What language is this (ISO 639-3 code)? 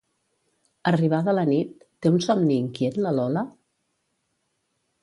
cat